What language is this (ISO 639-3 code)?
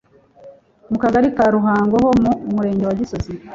kin